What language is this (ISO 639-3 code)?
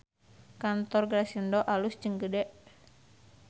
sun